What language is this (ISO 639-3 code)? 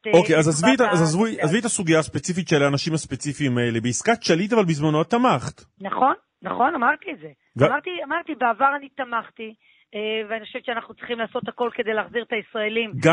heb